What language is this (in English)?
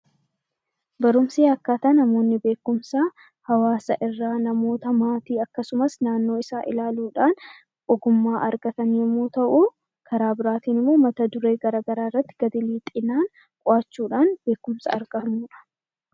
Oromo